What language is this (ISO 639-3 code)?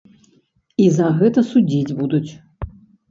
bel